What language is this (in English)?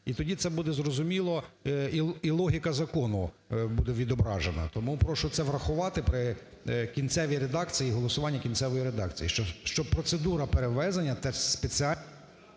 Ukrainian